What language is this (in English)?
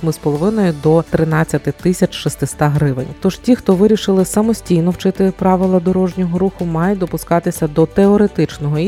Ukrainian